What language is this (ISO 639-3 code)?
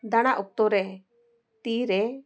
sat